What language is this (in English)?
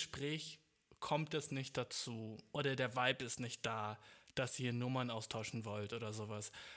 German